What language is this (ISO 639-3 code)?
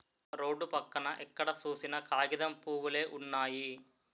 tel